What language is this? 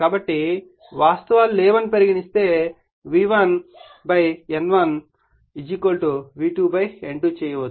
Telugu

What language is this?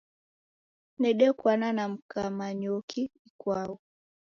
Taita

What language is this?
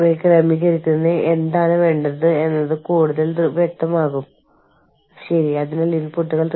Malayalam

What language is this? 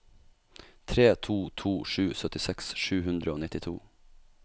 Norwegian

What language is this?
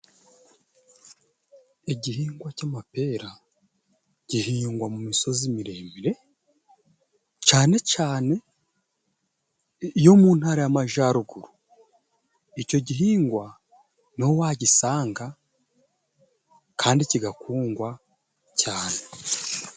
Kinyarwanda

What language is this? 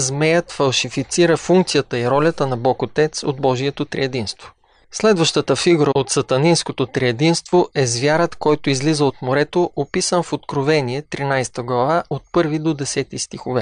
Bulgarian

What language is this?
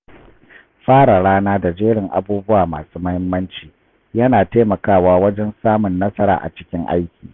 Hausa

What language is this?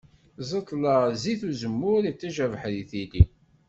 Kabyle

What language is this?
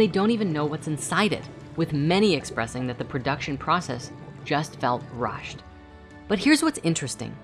English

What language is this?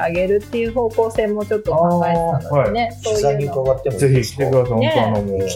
Japanese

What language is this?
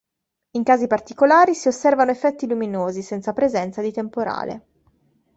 Italian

